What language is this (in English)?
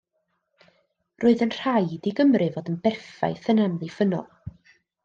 Welsh